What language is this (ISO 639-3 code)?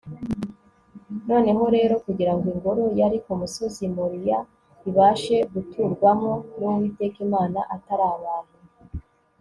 kin